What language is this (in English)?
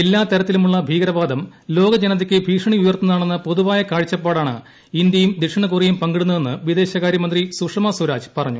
Malayalam